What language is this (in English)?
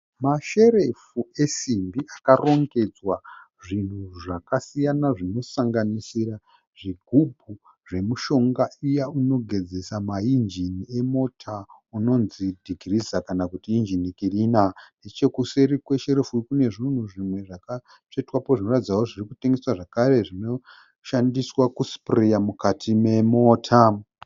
Shona